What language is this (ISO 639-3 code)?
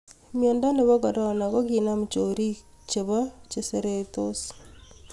kln